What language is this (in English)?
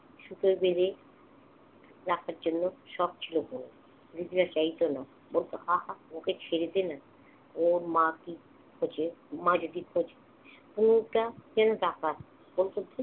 Bangla